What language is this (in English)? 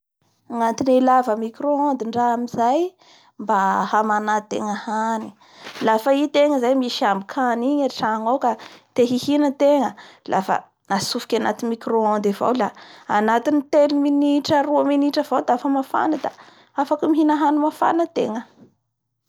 Bara Malagasy